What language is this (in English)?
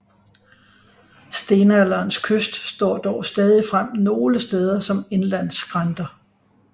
Danish